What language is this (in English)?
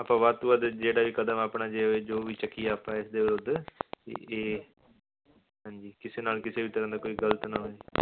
Punjabi